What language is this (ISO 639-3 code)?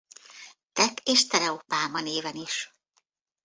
hun